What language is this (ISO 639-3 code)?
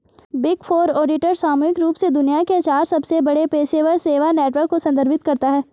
hin